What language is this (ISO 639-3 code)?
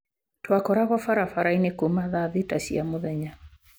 kik